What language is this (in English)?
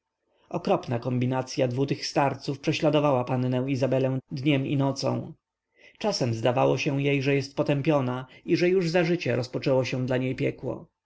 Polish